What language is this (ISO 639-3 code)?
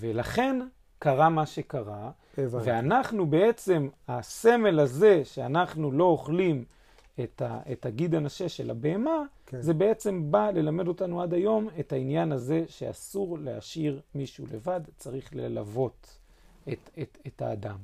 heb